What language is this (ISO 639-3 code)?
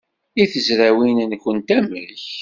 kab